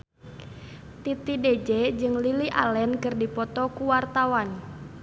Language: Sundanese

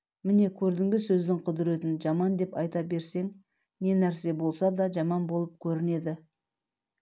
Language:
Kazakh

